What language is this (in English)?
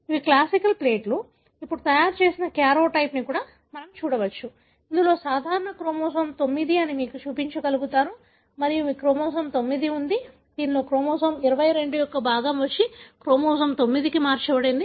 Telugu